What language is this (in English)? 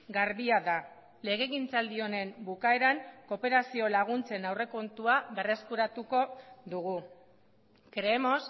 Basque